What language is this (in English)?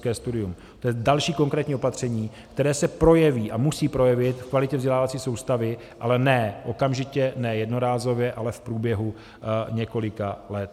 Czech